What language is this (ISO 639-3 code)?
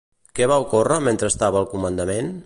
cat